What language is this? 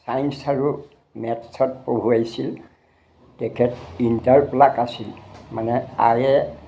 Assamese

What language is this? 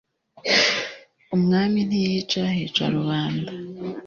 Kinyarwanda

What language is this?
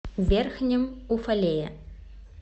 Russian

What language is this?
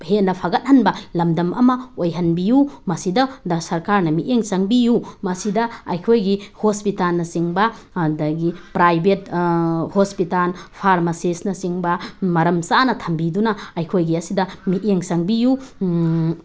Manipuri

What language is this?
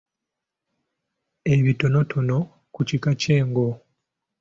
Ganda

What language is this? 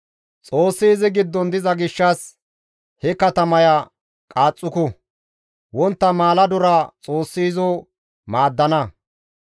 Gamo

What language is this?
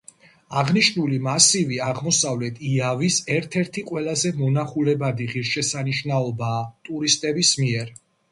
Georgian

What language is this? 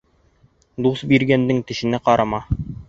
Bashkir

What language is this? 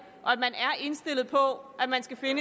Danish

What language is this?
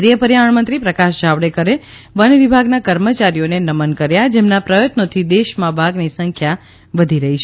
Gujarati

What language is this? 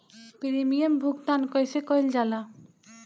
Bhojpuri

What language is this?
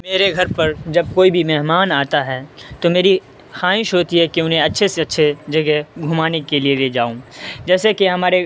Urdu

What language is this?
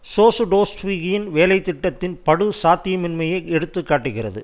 Tamil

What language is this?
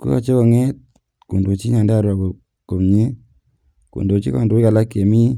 Kalenjin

